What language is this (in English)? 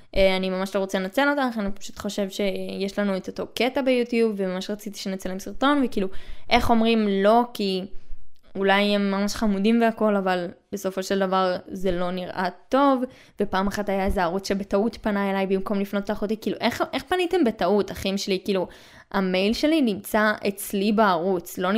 Hebrew